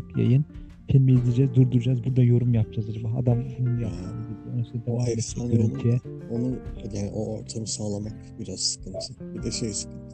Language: Turkish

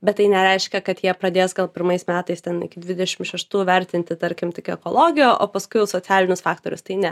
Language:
Lithuanian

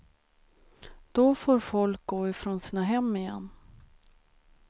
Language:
Swedish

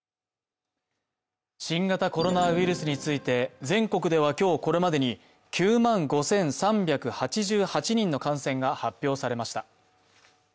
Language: Japanese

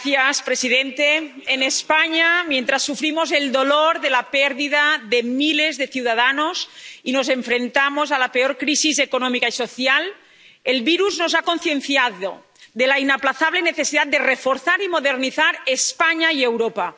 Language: Spanish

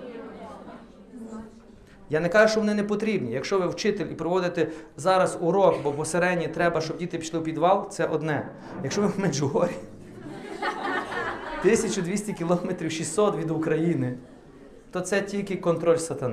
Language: Ukrainian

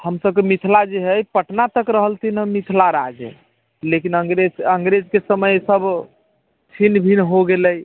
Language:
Maithili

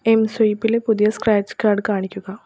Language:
Malayalam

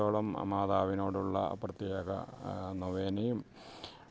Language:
Malayalam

